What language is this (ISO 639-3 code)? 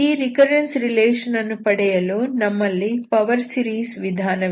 kan